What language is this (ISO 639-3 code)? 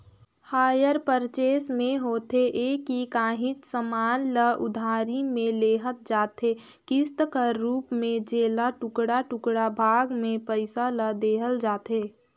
hne